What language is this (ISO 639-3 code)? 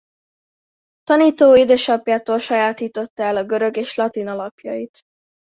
hun